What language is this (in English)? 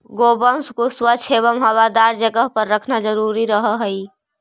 Magahi